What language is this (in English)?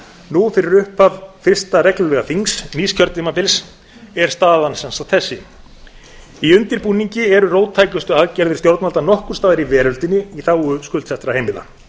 Icelandic